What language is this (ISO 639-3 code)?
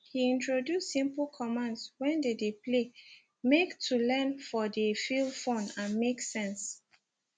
pcm